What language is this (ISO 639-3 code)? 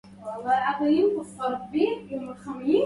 ara